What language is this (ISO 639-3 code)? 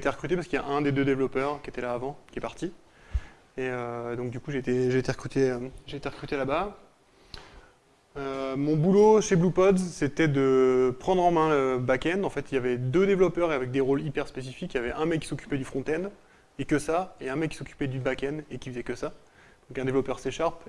fra